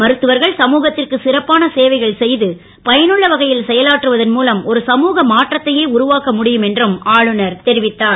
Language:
Tamil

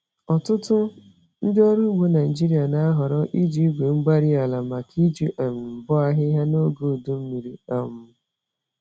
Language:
Igbo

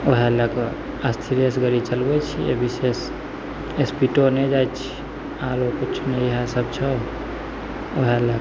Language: Maithili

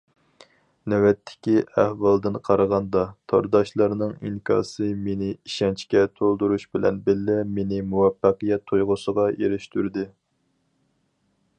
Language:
Uyghur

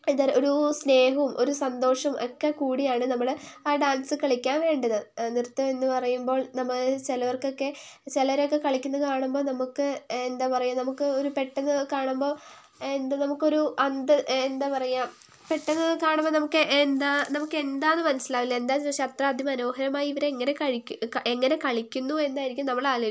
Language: Malayalam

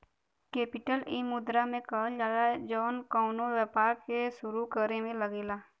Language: Bhojpuri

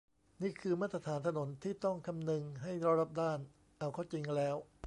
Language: Thai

